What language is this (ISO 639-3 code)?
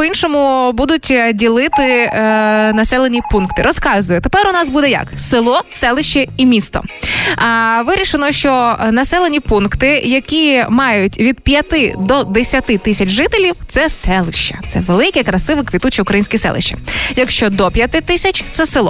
ukr